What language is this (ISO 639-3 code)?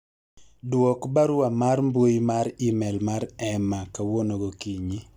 luo